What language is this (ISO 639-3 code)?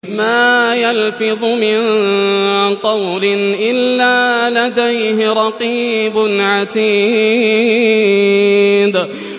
ara